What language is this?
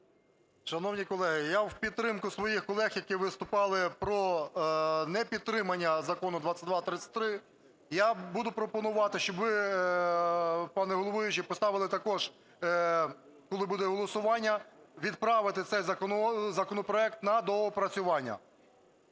Ukrainian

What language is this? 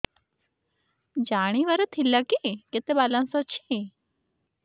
Odia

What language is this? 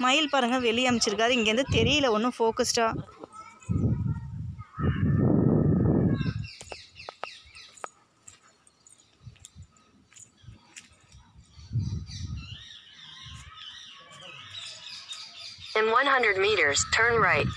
Tamil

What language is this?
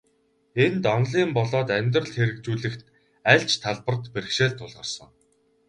Mongolian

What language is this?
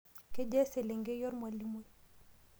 Masai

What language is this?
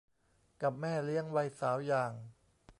Thai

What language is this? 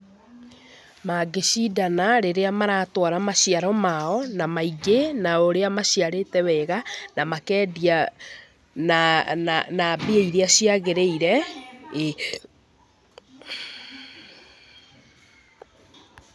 Kikuyu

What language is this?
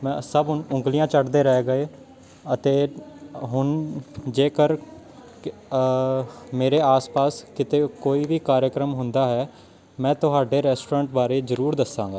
Punjabi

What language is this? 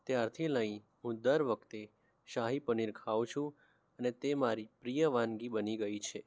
Gujarati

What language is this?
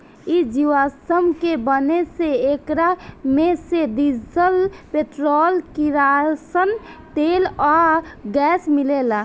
Bhojpuri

